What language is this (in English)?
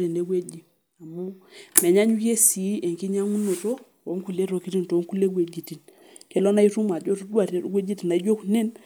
Masai